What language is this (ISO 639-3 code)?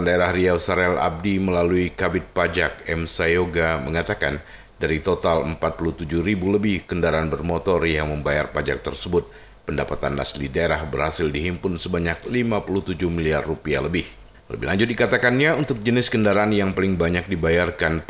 ind